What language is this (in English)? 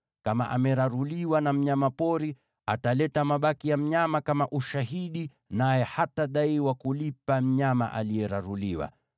Swahili